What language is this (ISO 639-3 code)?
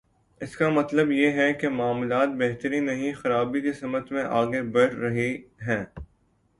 urd